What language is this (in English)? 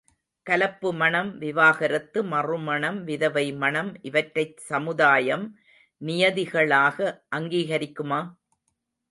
Tamil